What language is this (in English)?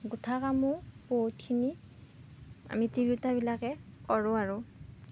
Assamese